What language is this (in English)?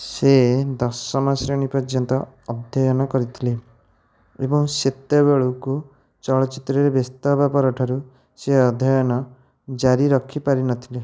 Odia